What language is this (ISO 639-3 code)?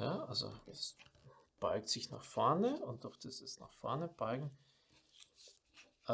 deu